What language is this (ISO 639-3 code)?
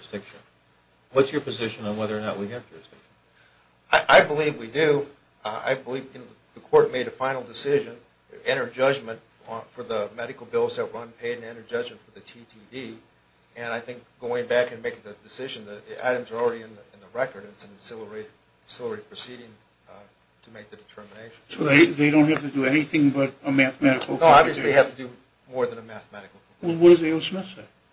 eng